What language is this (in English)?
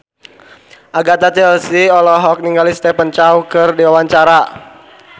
Sundanese